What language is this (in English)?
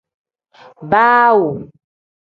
Tem